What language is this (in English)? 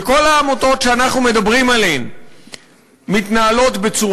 Hebrew